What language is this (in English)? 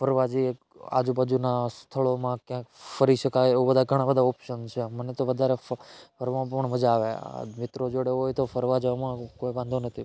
Gujarati